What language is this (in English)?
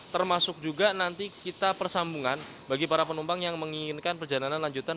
Indonesian